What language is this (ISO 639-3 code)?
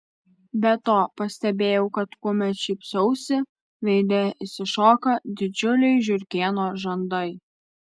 lit